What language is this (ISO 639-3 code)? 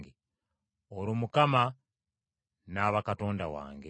lug